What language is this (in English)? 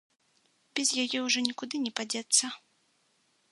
Belarusian